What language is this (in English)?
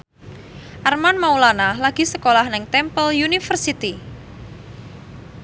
Javanese